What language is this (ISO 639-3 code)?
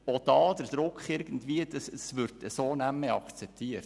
gsw